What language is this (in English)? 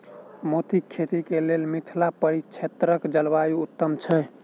Maithili